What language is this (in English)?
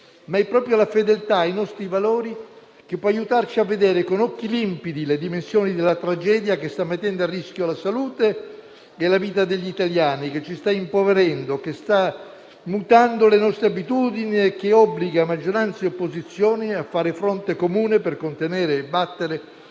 Italian